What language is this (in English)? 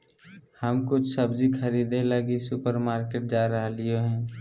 Magahi